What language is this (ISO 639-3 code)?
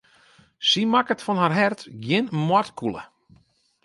fry